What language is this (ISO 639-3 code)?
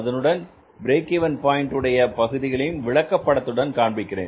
tam